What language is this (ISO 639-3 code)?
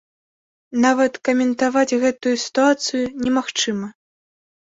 bel